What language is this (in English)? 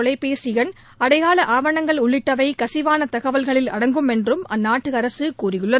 Tamil